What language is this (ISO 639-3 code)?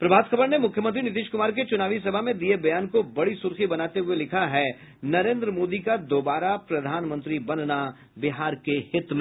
hin